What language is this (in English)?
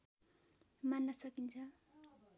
Nepali